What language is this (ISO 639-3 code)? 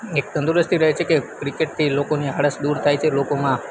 guj